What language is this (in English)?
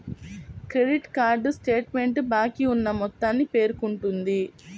Telugu